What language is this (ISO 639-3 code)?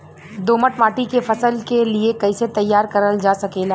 bho